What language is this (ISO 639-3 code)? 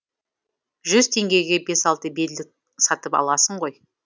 kaz